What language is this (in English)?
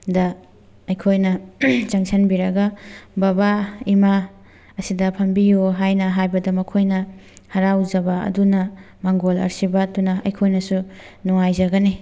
Manipuri